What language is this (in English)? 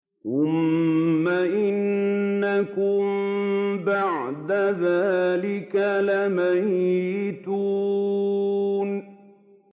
Arabic